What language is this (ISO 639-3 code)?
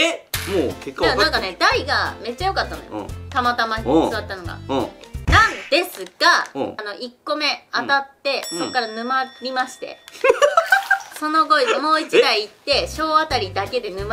jpn